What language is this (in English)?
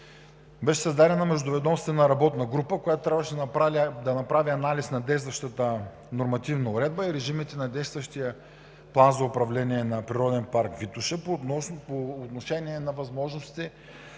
Bulgarian